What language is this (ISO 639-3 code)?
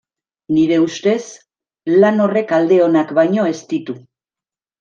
eus